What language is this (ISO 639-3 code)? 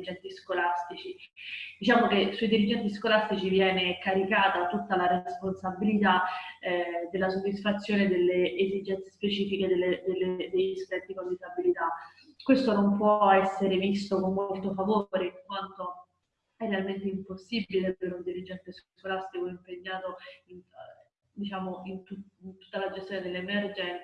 ita